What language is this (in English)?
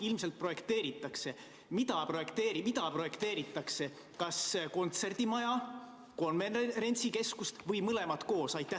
Estonian